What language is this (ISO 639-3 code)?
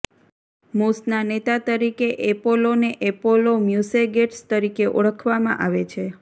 guj